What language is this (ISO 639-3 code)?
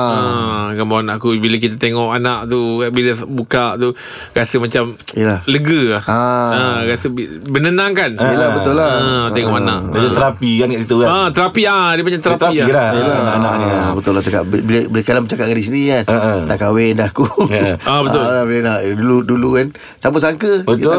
msa